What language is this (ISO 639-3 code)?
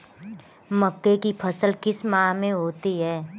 hin